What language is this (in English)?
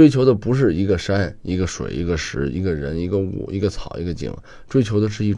Chinese